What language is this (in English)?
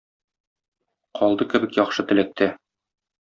Tatar